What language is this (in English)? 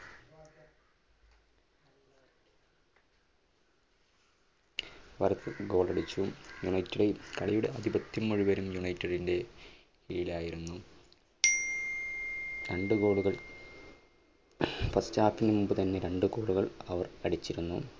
Malayalam